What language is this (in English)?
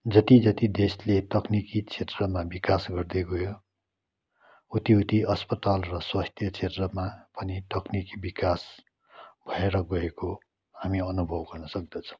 Nepali